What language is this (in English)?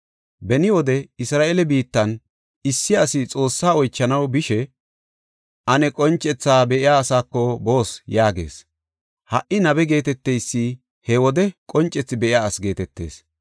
Gofa